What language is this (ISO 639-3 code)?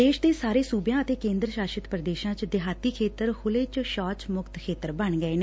pan